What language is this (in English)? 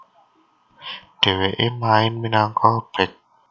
Javanese